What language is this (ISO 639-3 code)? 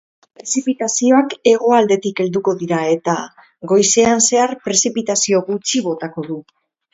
eus